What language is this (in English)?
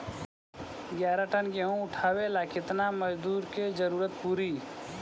Bhojpuri